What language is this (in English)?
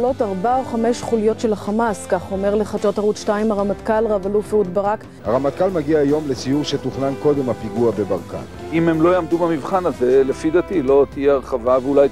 Hebrew